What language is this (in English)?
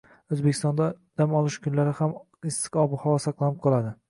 Uzbek